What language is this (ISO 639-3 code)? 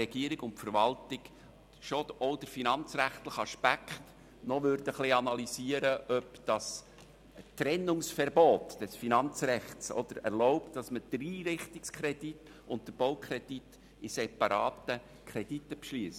gsw